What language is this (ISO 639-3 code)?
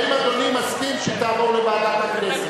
heb